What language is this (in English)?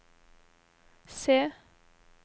Norwegian